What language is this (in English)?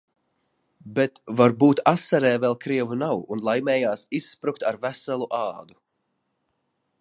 Latvian